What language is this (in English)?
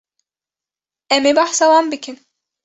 Kurdish